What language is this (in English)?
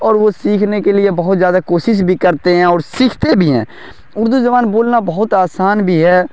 Urdu